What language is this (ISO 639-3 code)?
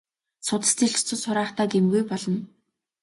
mon